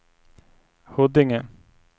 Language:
Swedish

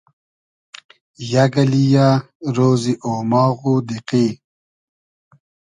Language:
Hazaragi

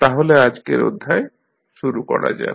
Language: Bangla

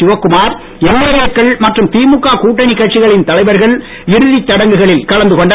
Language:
Tamil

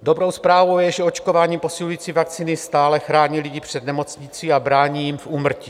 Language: Czech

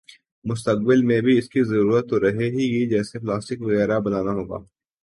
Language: Urdu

